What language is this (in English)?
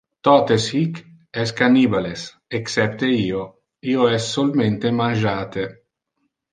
Interlingua